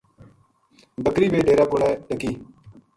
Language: Gujari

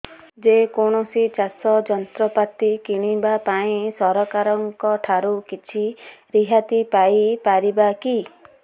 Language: Odia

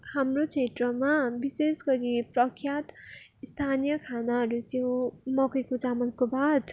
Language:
Nepali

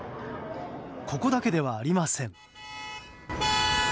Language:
Japanese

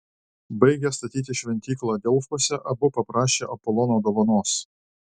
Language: Lithuanian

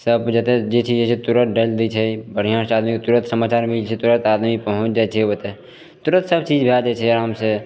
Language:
Maithili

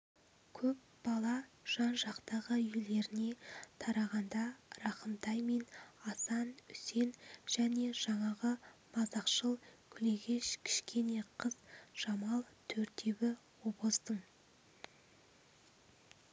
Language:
Kazakh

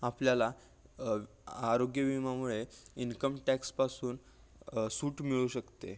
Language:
Marathi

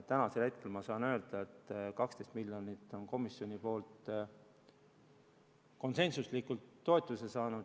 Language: Estonian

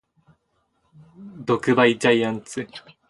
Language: Japanese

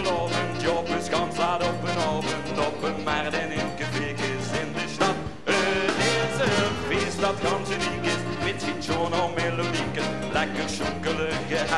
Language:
Swedish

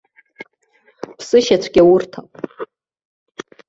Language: Abkhazian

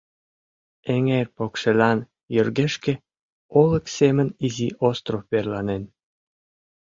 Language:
Mari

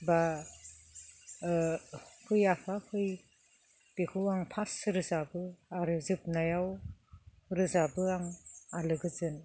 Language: Bodo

